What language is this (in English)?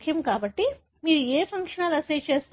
Telugu